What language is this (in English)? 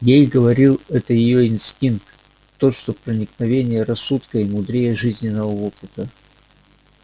Russian